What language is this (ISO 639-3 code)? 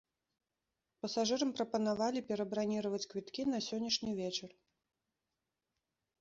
bel